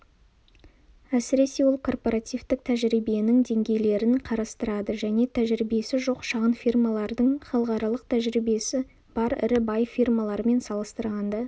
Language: Kazakh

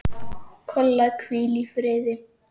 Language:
Icelandic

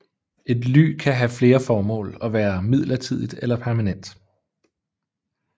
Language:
Danish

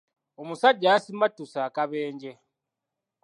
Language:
Ganda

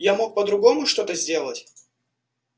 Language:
Russian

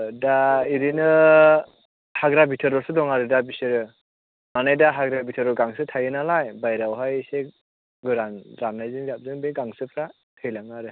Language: Bodo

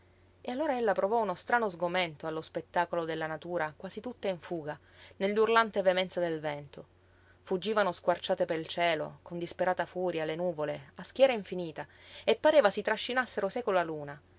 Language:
Italian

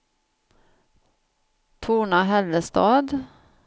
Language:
Swedish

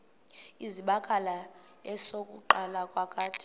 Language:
Xhosa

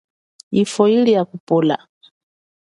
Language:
Chokwe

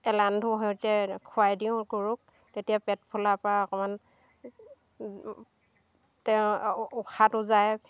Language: Assamese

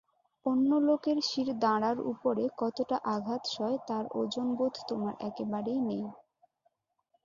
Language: Bangla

